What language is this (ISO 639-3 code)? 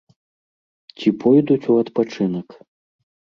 bel